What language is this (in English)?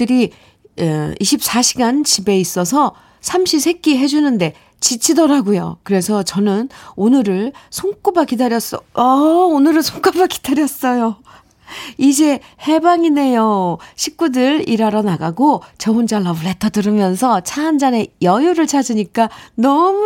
Korean